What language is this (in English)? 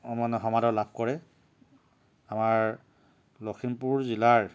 Assamese